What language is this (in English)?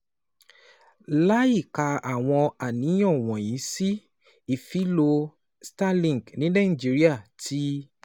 Yoruba